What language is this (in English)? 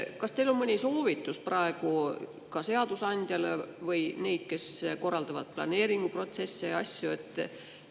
Estonian